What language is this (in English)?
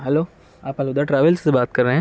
Urdu